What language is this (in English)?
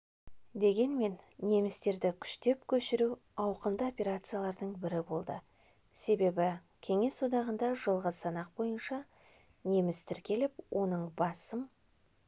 Kazakh